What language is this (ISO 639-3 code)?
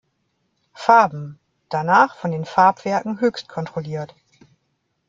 deu